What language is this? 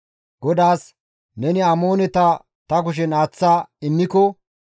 Gamo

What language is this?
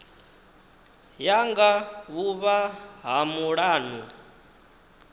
Venda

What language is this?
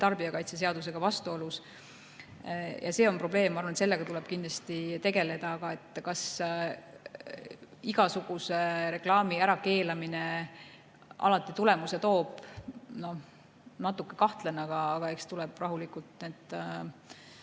Estonian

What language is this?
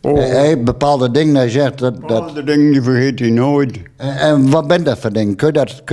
Dutch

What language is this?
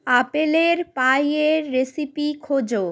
Bangla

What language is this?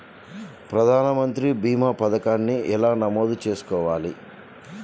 Telugu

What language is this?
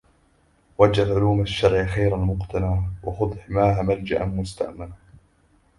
Arabic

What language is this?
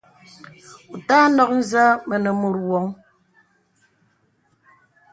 Bebele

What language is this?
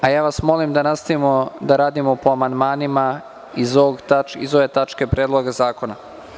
Serbian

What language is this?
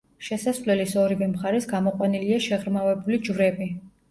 Georgian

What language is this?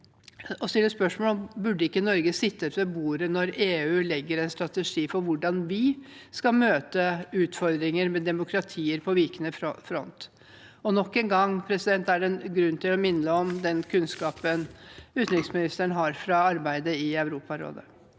Norwegian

